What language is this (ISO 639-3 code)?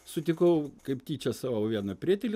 lit